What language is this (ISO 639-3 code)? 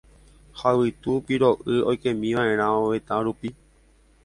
grn